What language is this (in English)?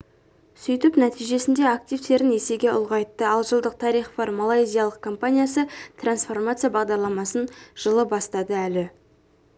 Kazakh